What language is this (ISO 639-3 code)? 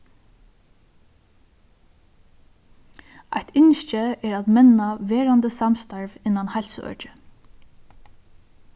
fao